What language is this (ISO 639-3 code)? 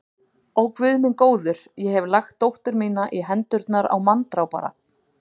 isl